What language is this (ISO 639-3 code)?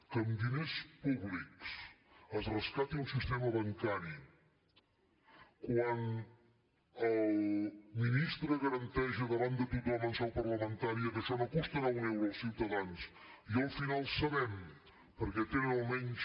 cat